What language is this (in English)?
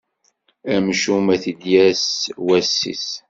Kabyle